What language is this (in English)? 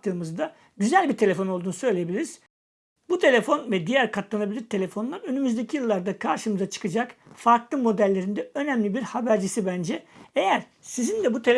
Turkish